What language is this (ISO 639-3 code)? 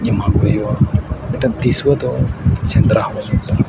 sat